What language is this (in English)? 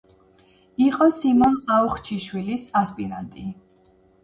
Georgian